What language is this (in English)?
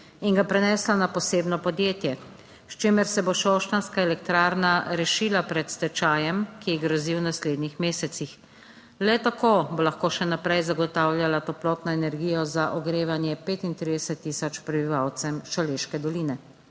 Slovenian